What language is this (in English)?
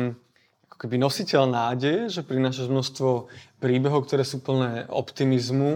Slovak